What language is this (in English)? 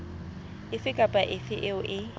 Southern Sotho